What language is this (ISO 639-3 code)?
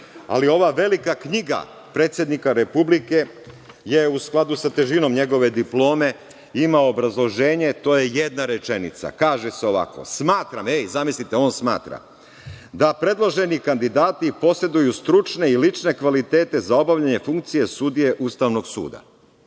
srp